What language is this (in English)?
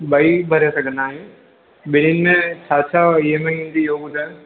Sindhi